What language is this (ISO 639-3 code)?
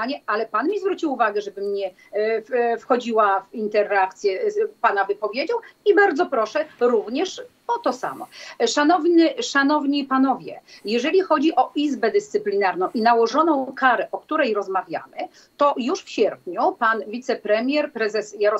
pol